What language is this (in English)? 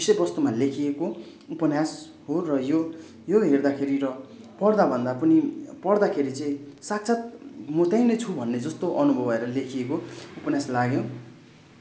Nepali